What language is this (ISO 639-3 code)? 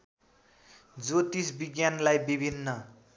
nep